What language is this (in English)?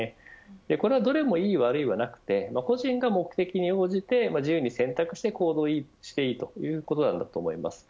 Japanese